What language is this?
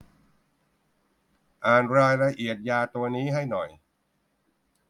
Thai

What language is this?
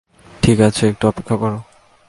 Bangla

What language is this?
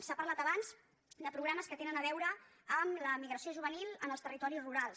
Catalan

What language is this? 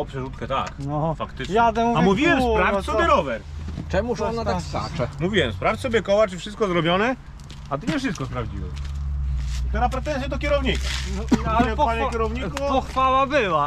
Polish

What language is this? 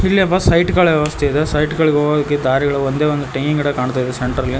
Kannada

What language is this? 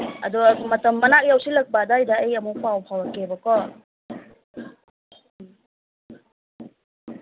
Manipuri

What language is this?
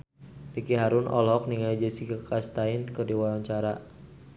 Sundanese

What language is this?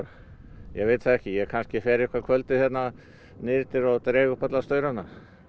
Icelandic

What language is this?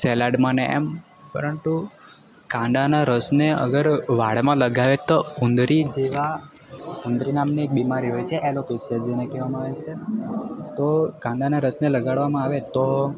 Gujarati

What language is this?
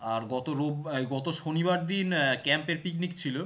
Bangla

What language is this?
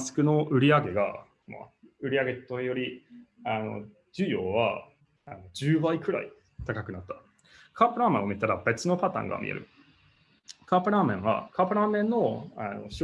Japanese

